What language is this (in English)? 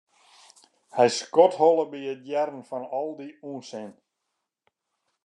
Western Frisian